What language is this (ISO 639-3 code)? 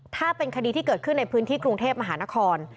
tha